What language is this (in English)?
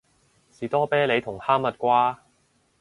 Cantonese